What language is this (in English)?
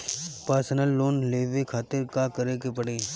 Bhojpuri